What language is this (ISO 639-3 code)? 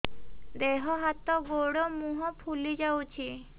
ori